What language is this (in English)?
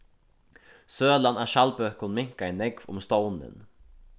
Faroese